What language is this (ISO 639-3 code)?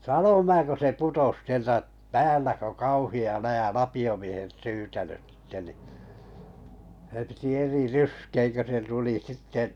fin